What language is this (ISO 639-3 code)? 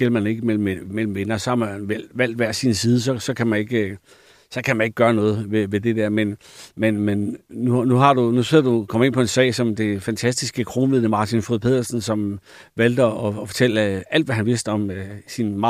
dan